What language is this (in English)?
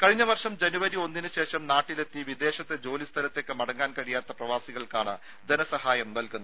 Malayalam